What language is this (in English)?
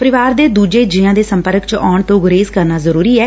Punjabi